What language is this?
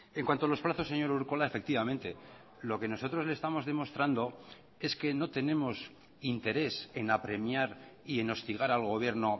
Spanish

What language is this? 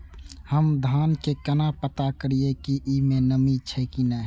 Maithili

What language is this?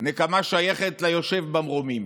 Hebrew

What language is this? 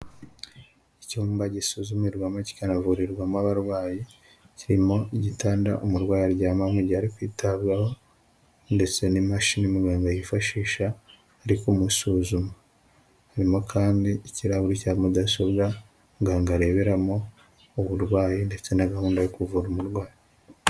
Kinyarwanda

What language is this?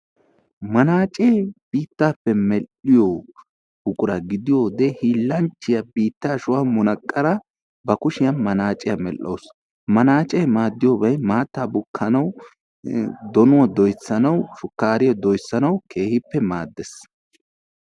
Wolaytta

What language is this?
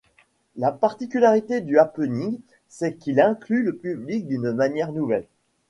French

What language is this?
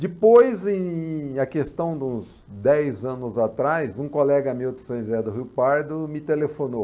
Portuguese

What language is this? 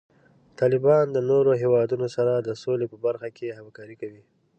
Pashto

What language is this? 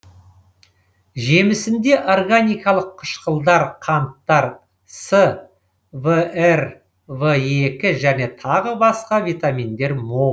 Kazakh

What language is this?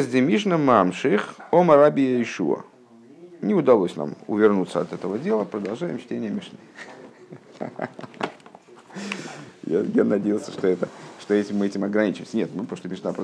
Russian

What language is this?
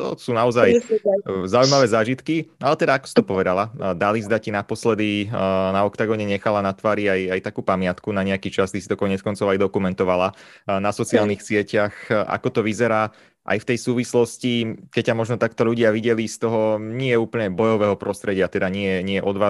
Slovak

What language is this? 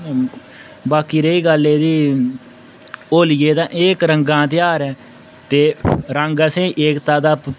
Dogri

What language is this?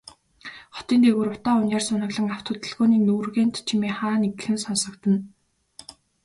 Mongolian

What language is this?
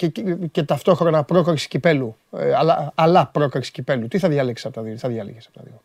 Greek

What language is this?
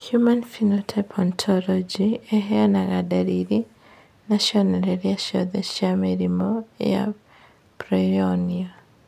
Kikuyu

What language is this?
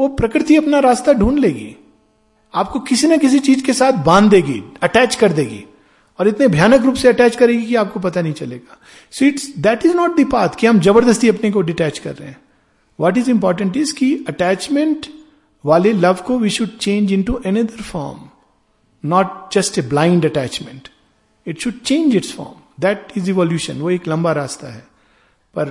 Hindi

